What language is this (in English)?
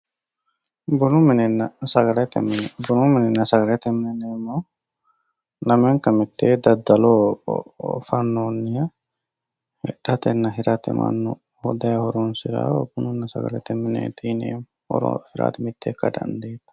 Sidamo